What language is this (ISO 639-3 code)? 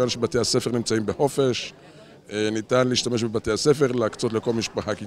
heb